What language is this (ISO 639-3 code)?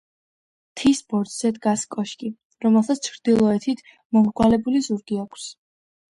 kat